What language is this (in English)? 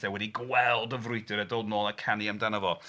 Welsh